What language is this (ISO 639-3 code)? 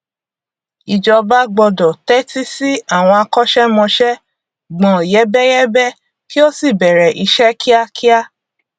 yor